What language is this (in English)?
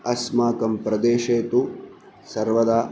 Sanskrit